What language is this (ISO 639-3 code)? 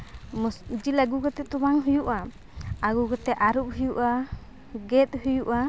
sat